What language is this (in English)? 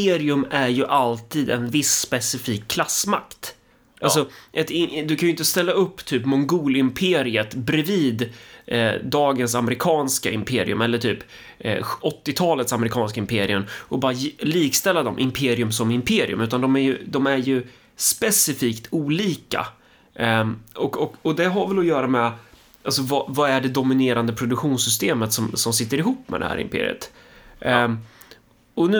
Swedish